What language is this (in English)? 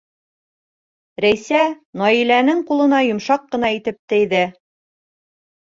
Bashkir